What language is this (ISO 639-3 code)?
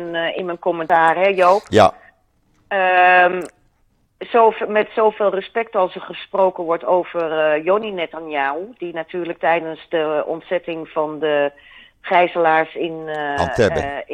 nld